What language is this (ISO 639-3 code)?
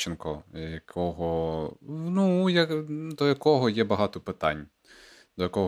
ukr